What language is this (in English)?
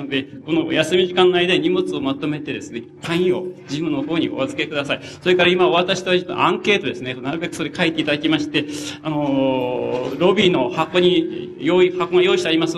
Japanese